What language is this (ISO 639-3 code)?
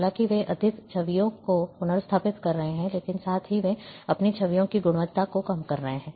hin